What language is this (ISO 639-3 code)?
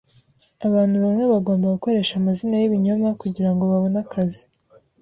kin